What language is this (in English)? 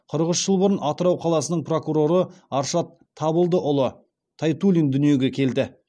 Kazakh